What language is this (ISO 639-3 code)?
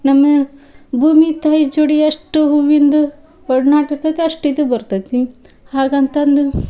kan